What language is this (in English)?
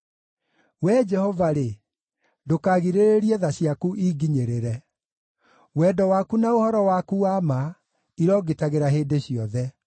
Kikuyu